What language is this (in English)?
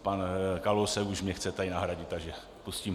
Czech